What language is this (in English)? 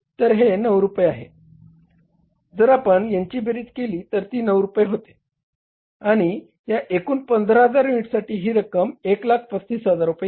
Marathi